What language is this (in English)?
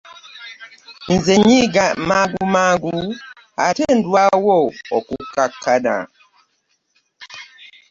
Ganda